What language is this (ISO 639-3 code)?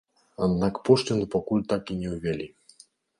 bel